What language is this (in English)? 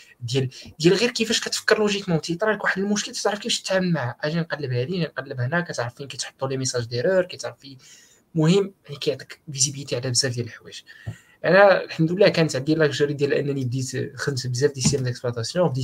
Arabic